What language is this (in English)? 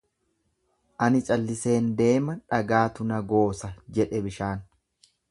Oromo